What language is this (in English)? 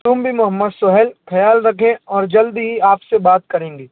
Urdu